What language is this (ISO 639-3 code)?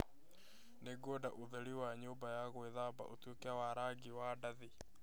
kik